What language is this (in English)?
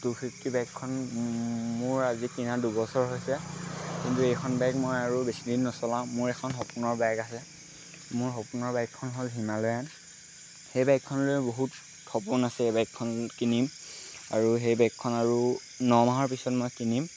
Assamese